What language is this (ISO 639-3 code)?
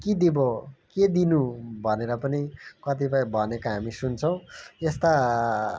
nep